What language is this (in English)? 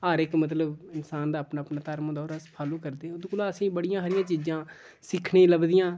Dogri